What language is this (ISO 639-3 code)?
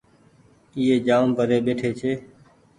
gig